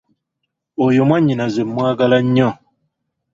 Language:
Ganda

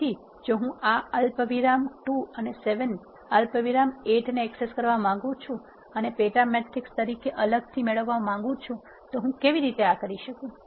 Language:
Gujarati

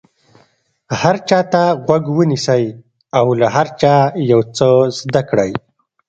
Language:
Pashto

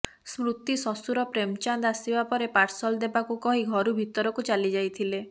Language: Odia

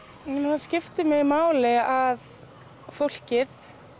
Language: Icelandic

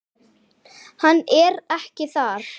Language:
Icelandic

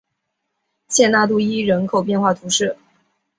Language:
Chinese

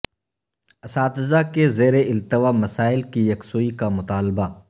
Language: Urdu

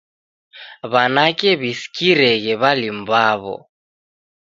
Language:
Taita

